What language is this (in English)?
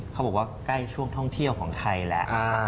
Thai